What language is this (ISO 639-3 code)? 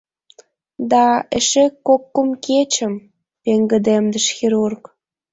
chm